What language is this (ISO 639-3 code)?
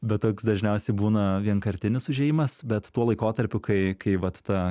lit